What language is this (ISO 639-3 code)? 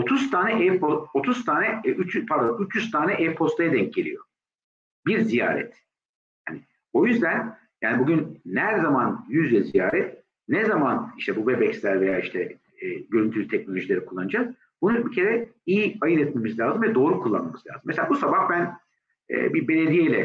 tur